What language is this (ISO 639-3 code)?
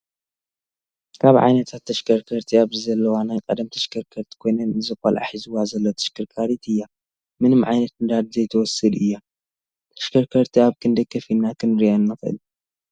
tir